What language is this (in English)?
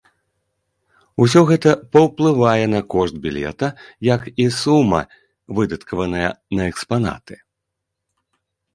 Belarusian